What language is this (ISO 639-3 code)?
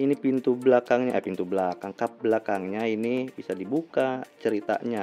ind